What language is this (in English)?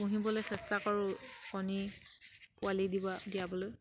Assamese